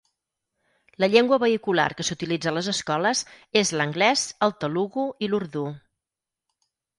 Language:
Catalan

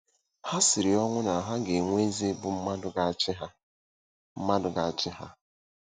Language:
Igbo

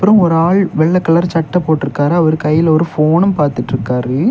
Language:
Tamil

